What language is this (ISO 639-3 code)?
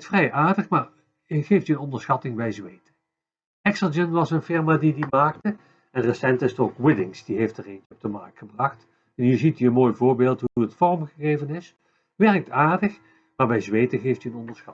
nld